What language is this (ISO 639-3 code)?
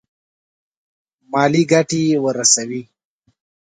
pus